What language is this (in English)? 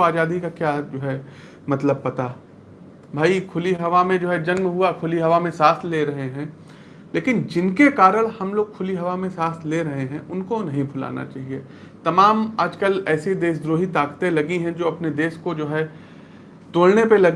Hindi